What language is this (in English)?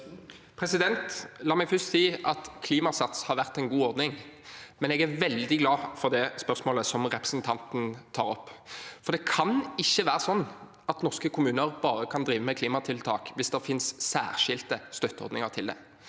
Norwegian